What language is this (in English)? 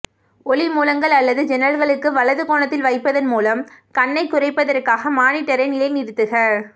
Tamil